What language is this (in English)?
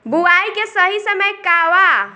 Bhojpuri